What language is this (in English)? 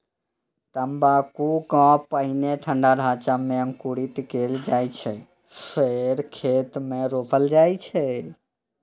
Maithili